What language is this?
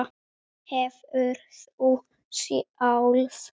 Icelandic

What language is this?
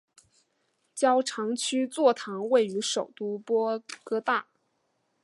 Chinese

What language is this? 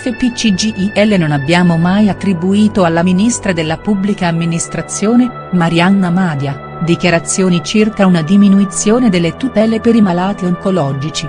Italian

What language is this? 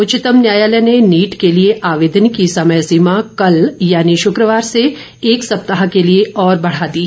Hindi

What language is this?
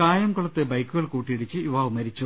Malayalam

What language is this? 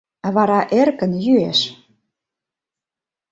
Mari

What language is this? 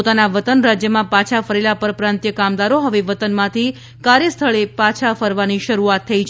Gujarati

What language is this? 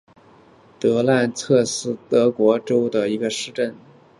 Chinese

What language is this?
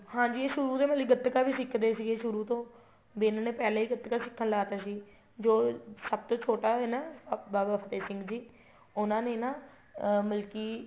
Punjabi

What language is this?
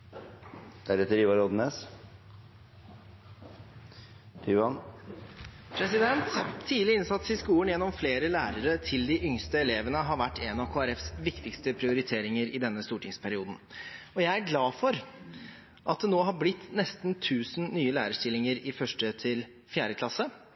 Norwegian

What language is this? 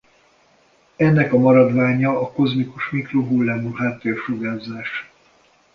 Hungarian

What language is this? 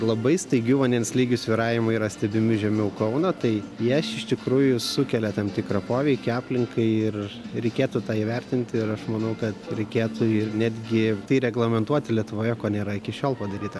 Lithuanian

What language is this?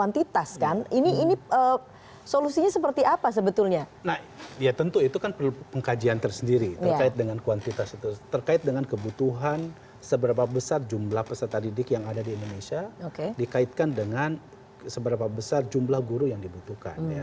Indonesian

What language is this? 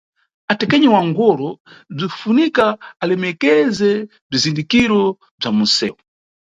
Nyungwe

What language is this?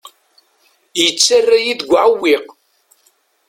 Kabyle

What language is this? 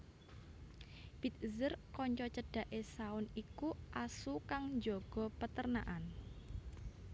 Javanese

